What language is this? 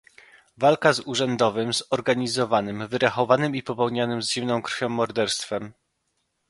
Polish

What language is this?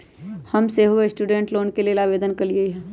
Magahi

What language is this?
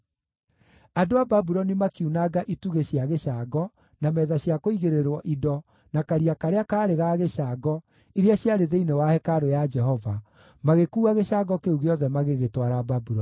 Kikuyu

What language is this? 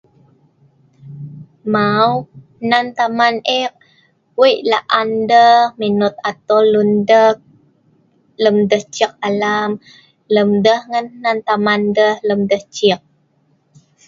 Sa'ban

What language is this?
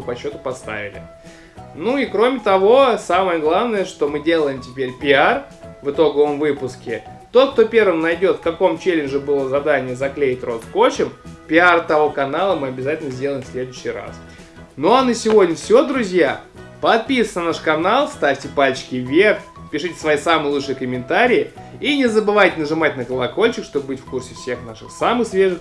Russian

